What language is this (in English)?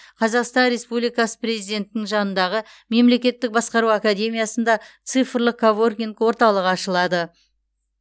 Kazakh